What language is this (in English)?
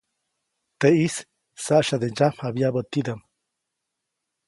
Copainalá Zoque